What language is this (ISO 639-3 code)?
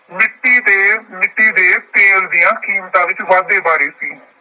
pan